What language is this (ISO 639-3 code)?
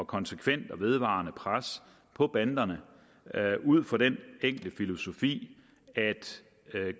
dan